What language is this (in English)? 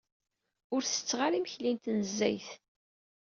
Kabyle